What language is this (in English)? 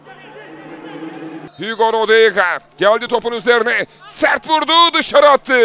Turkish